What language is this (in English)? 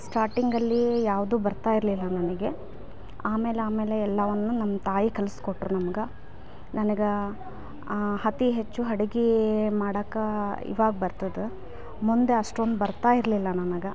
Kannada